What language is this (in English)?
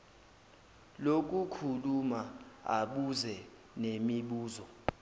Zulu